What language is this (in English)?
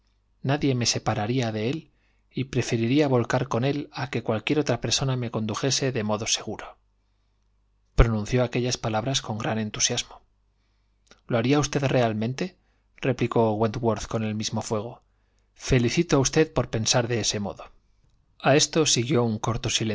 Spanish